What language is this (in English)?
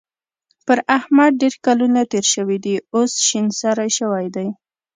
Pashto